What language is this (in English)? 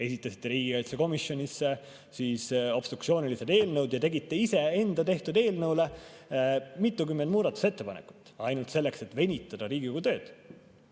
Estonian